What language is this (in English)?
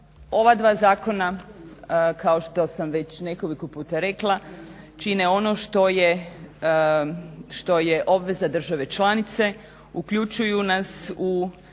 Croatian